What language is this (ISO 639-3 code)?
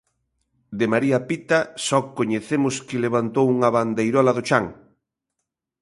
glg